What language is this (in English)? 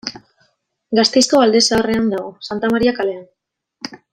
Basque